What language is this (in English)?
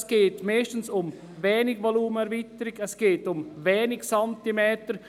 Swiss German